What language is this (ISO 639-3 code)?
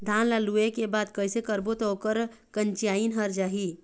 hne